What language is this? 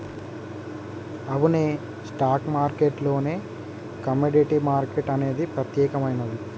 Telugu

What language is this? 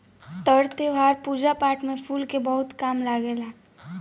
Bhojpuri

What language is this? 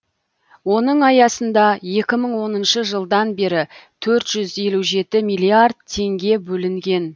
Kazakh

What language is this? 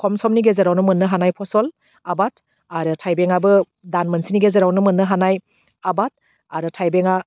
Bodo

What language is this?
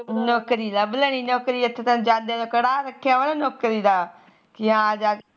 Punjabi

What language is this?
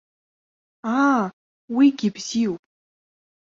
Abkhazian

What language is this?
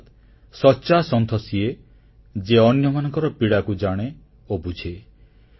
Odia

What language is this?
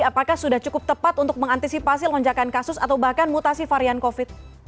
Indonesian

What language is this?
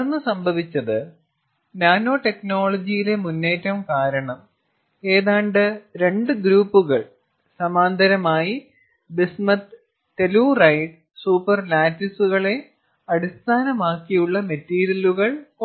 Malayalam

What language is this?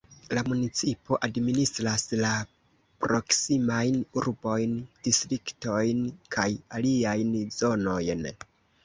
Esperanto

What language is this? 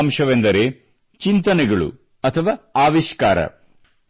Kannada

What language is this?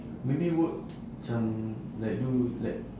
English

